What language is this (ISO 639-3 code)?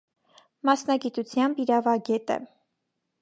hye